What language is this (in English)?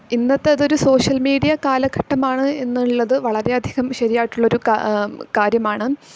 Malayalam